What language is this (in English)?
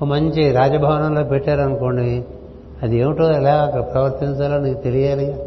Telugu